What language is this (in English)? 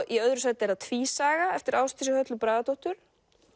Icelandic